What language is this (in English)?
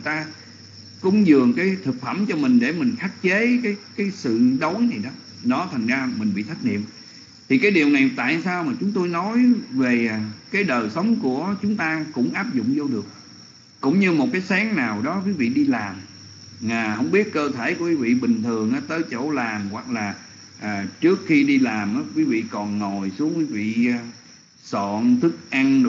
Vietnamese